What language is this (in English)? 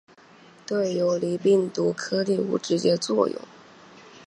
Chinese